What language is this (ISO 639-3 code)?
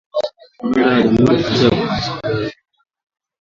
swa